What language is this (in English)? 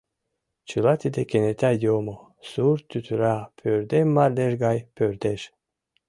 Mari